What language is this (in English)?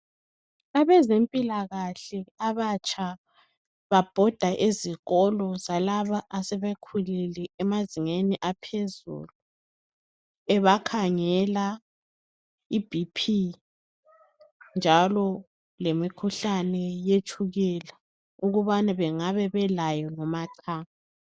North Ndebele